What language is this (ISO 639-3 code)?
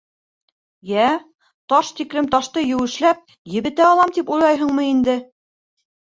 bak